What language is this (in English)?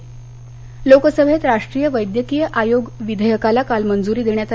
Marathi